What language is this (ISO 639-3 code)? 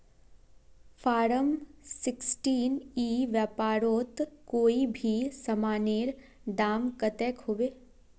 mag